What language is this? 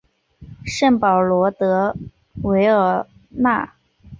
Chinese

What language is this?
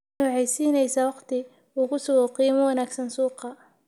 Somali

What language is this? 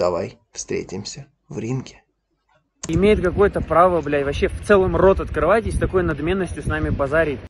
Russian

